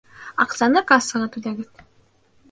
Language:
Bashkir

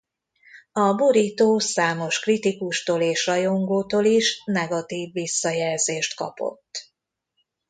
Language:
Hungarian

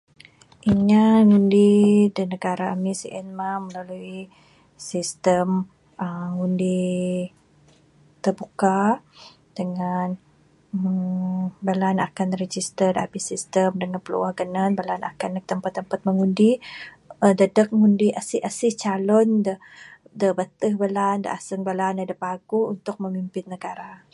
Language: Bukar-Sadung Bidayuh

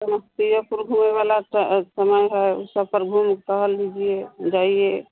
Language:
Hindi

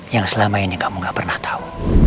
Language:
Indonesian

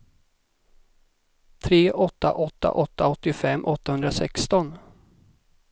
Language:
Swedish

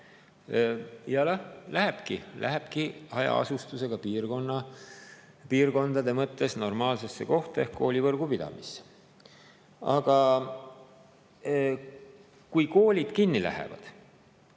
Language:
Estonian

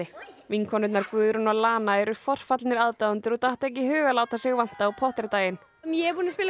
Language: Icelandic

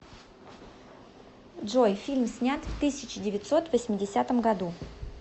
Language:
Russian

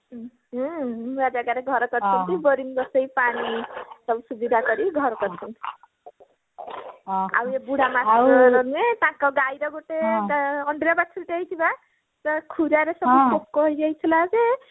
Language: Odia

